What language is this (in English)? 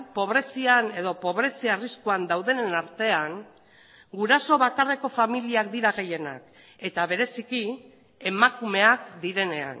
Basque